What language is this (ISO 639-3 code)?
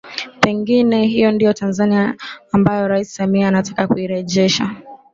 swa